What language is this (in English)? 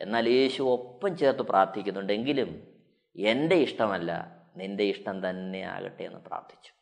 Malayalam